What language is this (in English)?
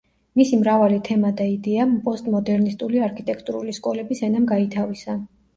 Georgian